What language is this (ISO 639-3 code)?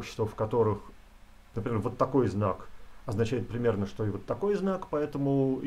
rus